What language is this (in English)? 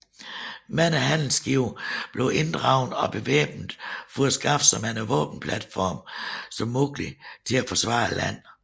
Danish